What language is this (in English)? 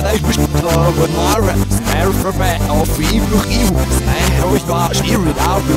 Arabic